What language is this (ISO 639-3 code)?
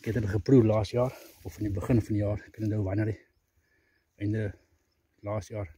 nld